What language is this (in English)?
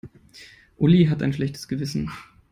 German